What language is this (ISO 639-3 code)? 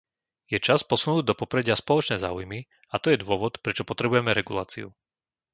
slk